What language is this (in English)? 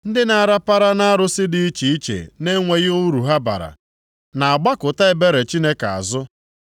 Igbo